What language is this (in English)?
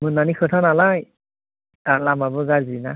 Bodo